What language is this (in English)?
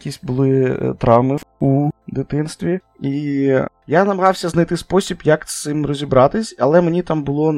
Ukrainian